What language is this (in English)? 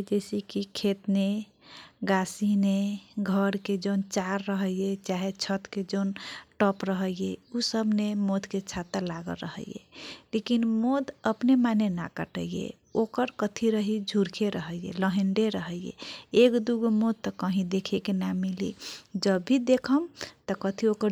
Kochila Tharu